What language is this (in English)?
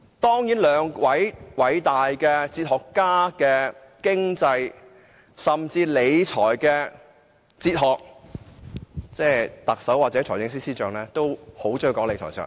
Cantonese